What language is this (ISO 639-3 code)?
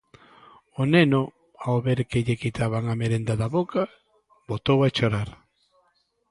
glg